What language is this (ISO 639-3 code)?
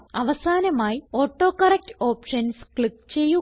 mal